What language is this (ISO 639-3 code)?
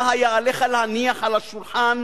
heb